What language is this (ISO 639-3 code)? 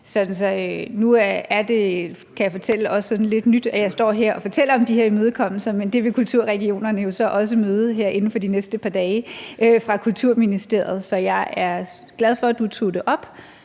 dan